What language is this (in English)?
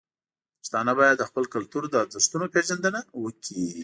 Pashto